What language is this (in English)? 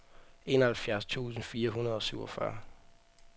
Danish